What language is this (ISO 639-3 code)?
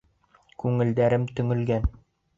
bak